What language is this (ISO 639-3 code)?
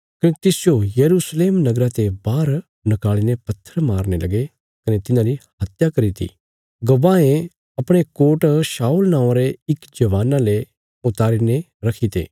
kfs